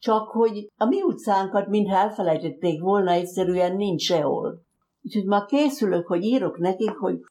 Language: Hungarian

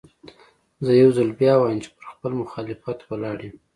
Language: Pashto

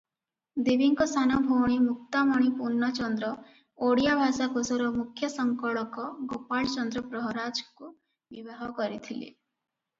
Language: Odia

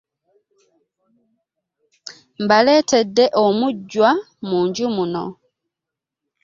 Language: Ganda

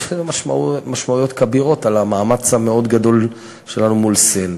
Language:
Hebrew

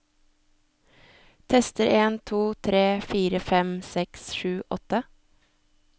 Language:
Norwegian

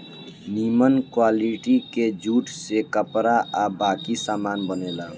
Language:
Bhojpuri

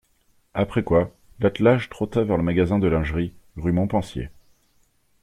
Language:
French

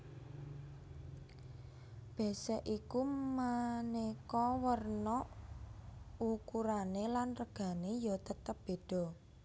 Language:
Javanese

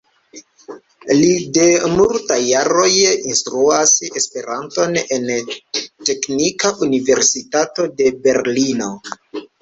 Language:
Esperanto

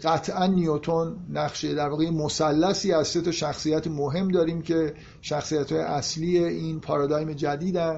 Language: Persian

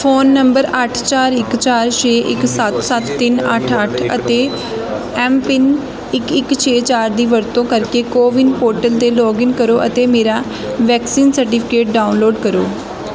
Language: Punjabi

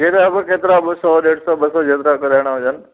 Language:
Sindhi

